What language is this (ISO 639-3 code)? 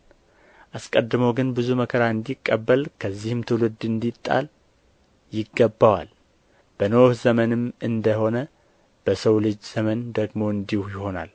amh